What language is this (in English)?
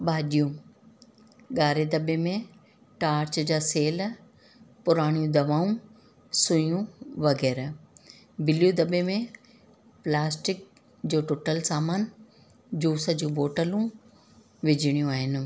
Sindhi